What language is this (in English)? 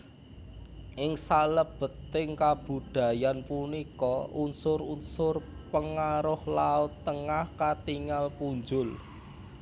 Javanese